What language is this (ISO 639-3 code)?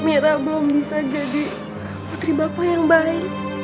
ind